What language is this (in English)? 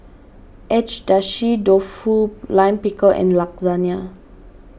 English